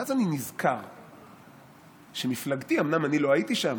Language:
Hebrew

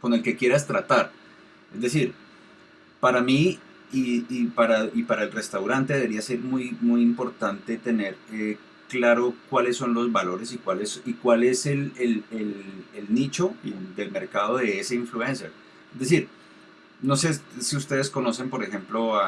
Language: Spanish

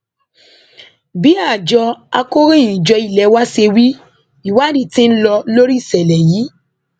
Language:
Yoruba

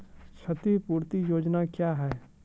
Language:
Maithili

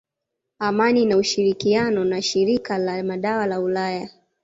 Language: Swahili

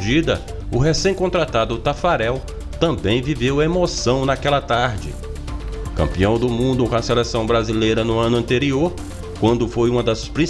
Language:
Portuguese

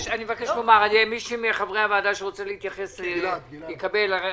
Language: Hebrew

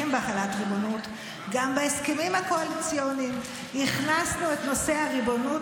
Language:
Hebrew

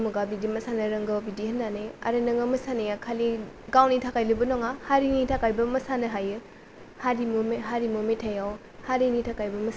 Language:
Bodo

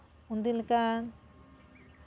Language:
Santali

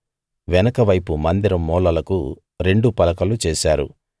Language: Telugu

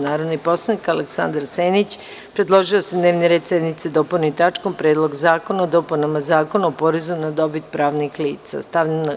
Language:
Serbian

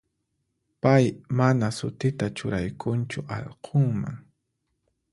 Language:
Puno Quechua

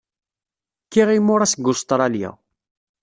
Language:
Kabyle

